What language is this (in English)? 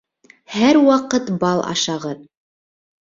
Bashkir